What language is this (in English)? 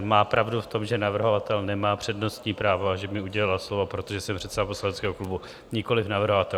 Czech